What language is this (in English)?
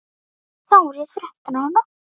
Icelandic